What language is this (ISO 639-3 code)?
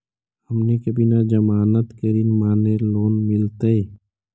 mag